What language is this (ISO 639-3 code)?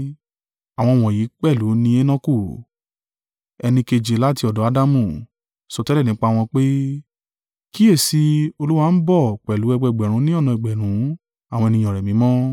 yor